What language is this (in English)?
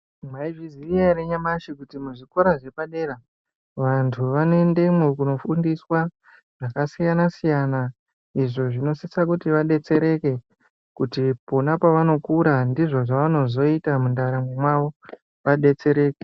Ndau